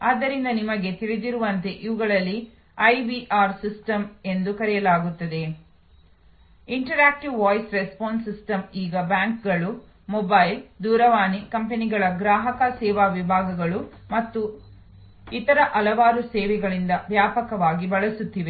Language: Kannada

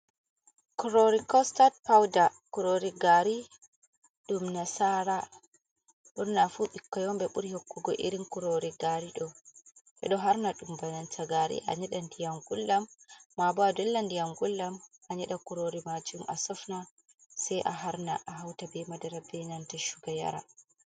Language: Fula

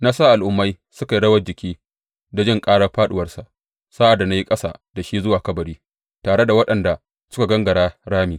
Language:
Hausa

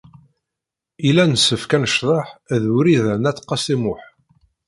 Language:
Kabyle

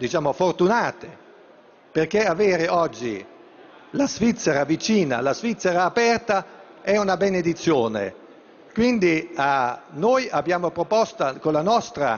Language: Italian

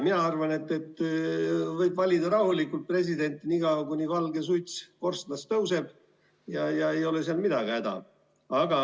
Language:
Estonian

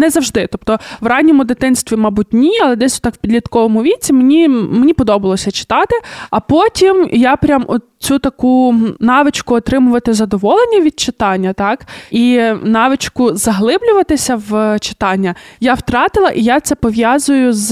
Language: Ukrainian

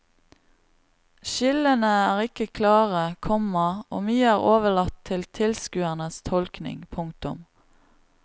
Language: Norwegian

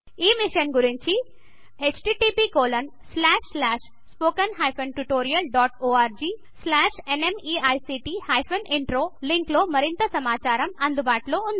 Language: Telugu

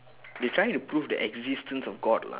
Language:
English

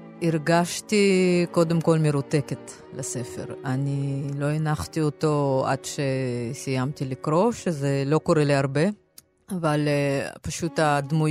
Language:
Hebrew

